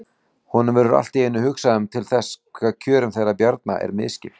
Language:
Icelandic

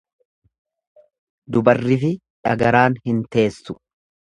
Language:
Oromo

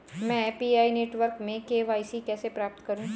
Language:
Hindi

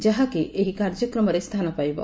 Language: Odia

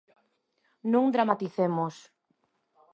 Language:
Galician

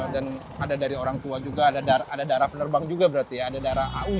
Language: Indonesian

